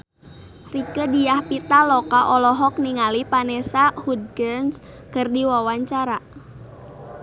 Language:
Sundanese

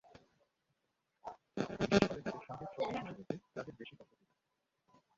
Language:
Bangla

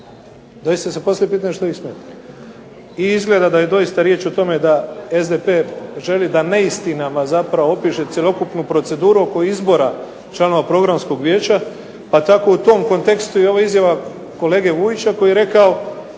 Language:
Croatian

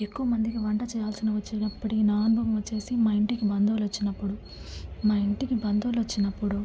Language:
Telugu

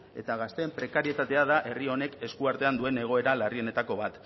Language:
Basque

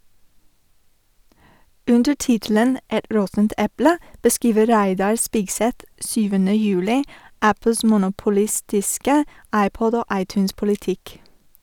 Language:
Norwegian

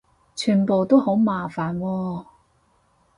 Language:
Cantonese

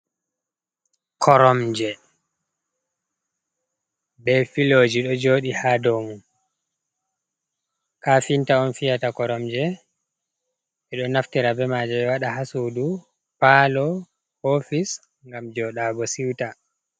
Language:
Fula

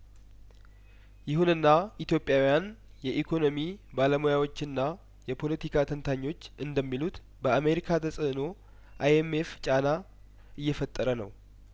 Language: Amharic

